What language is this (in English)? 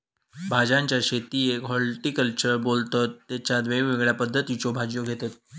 Marathi